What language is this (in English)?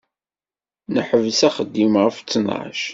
Kabyle